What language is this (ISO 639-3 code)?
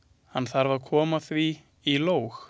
isl